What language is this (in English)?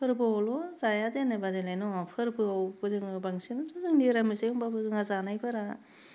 Bodo